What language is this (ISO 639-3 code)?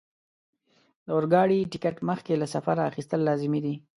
pus